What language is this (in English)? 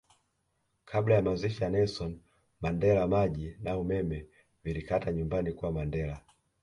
Swahili